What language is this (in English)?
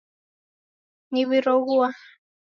Taita